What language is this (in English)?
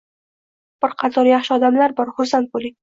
Uzbek